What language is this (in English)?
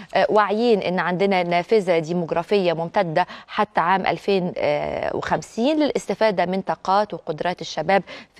Arabic